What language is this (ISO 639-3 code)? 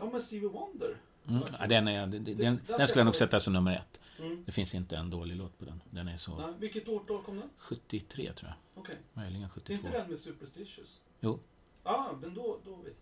swe